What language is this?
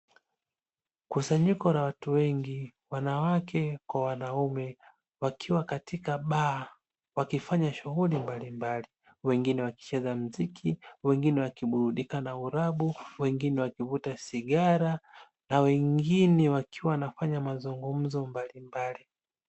Swahili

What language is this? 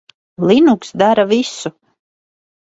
Latvian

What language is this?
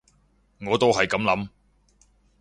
Cantonese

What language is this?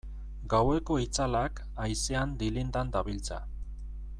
Basque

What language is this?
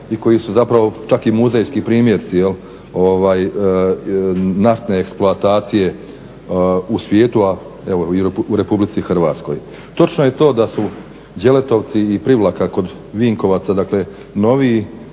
Croatian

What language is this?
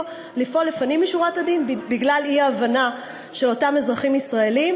Hebrew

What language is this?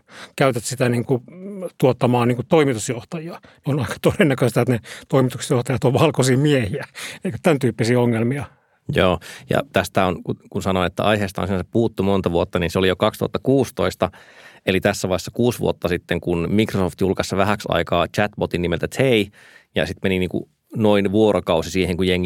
Finnish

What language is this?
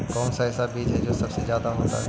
Magahi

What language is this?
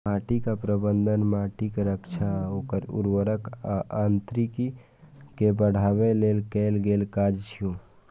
Maithili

